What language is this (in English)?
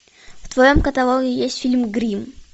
Russian